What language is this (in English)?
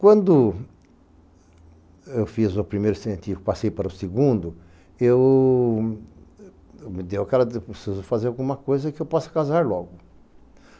Portuguese